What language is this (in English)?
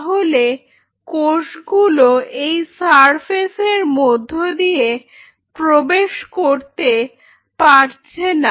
Bangla